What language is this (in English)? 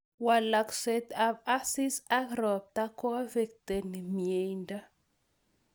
Kalenjin